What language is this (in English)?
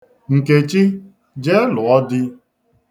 Igbo